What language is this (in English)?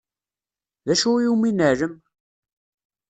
Kabyle